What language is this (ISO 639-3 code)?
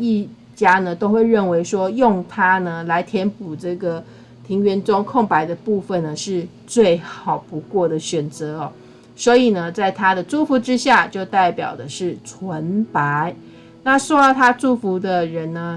zho